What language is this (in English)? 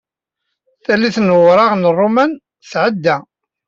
Kabyle